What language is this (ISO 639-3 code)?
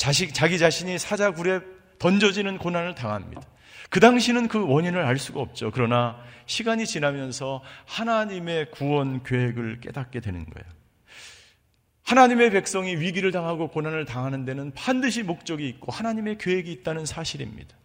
kor